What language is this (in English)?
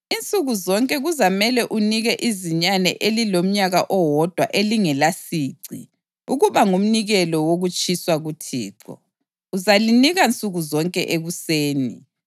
North Ndebele